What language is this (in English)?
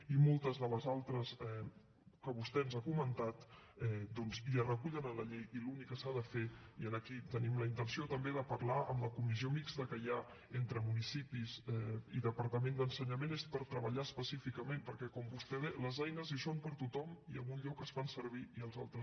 Catalan